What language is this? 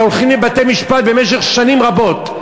Hebrew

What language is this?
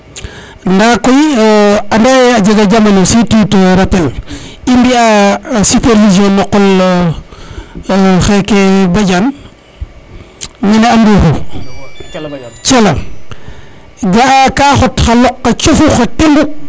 Serer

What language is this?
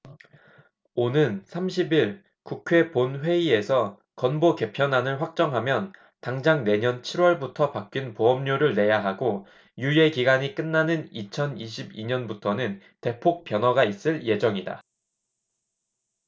Korean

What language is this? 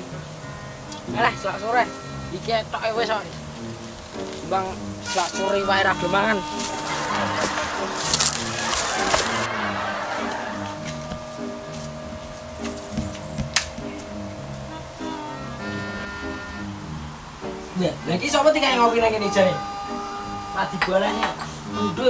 Indonesian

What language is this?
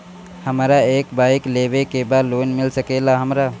Bhojpuri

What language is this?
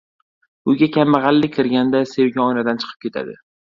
Uzbek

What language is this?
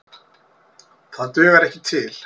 Icelandic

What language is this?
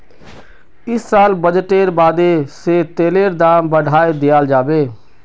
Magahi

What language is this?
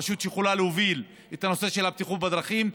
Hebrew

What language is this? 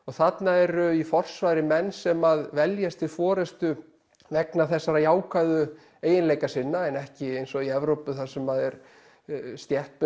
Icelandic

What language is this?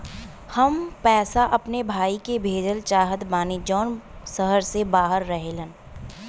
Bhojpuri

